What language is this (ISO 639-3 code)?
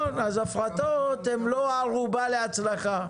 heb